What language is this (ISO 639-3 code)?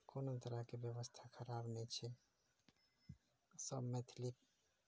mai